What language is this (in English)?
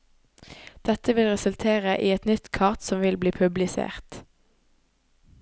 Norwegian